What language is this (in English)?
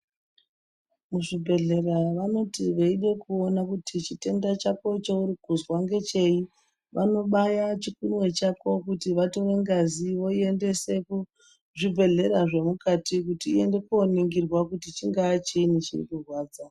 Ndau